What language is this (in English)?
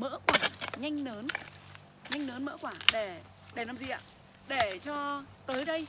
Vietnamese